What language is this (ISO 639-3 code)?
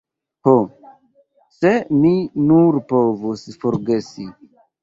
epo